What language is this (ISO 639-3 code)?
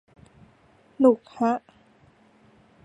tha